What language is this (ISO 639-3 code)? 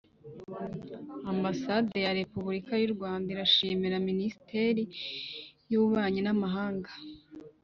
kin